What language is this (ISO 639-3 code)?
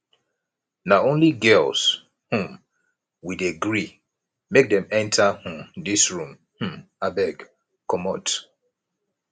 pcm